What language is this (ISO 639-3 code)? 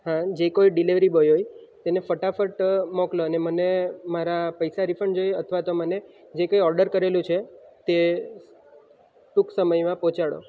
guj